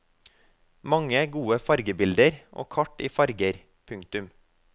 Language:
Norwegian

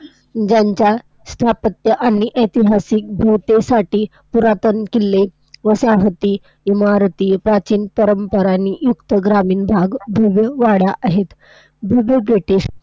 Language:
Marathi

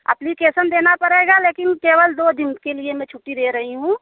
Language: Hindi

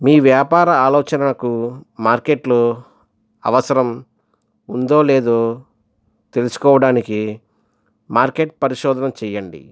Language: Telugu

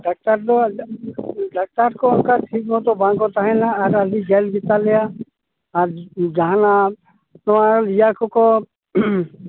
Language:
Santali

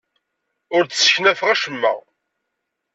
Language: Kabyle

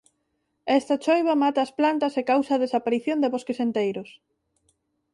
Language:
Galician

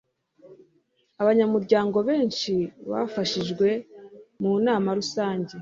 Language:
Kinyarwanda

